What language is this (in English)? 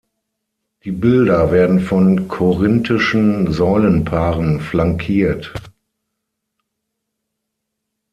German